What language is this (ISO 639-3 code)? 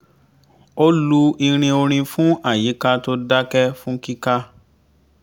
yor